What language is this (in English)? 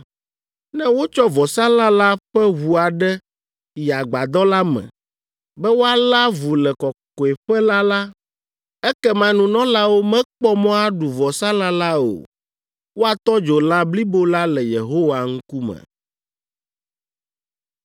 Ewe